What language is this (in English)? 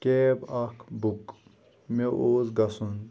Kashmiri